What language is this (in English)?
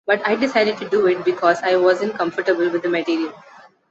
English